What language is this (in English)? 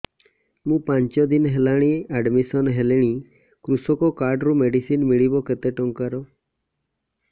Odia